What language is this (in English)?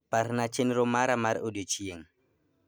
Luo (Kenya and Tanzania)